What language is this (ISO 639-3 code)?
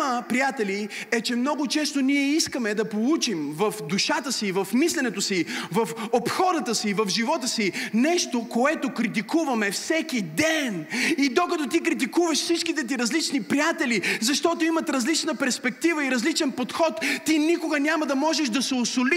bul